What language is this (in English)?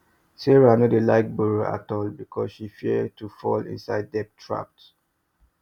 Nigerian Pidgin